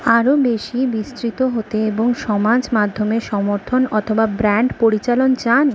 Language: Bangla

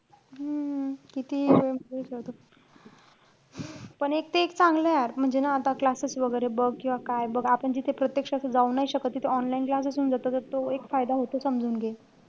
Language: Marathi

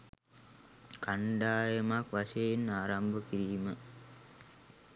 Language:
Sinhala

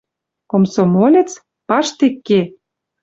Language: Western Mari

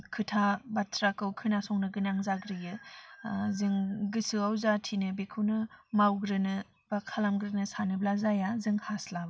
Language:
Bodo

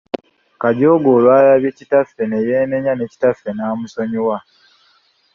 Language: Ganda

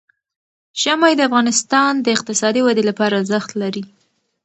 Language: Pashto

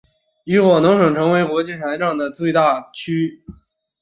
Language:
Chinese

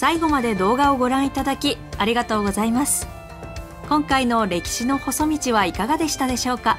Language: Japanese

